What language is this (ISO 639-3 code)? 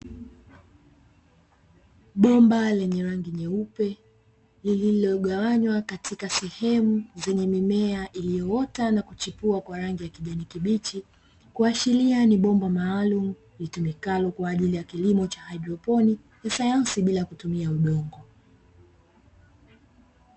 swa